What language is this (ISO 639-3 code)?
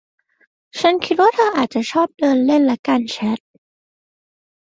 tha